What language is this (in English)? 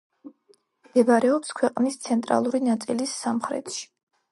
Georgian